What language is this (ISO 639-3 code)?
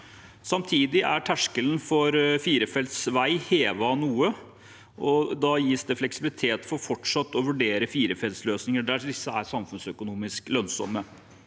nor